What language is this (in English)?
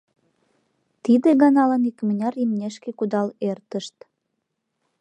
Mari